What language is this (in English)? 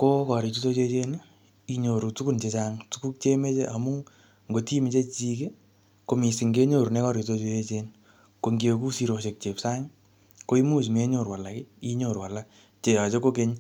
Kalenjin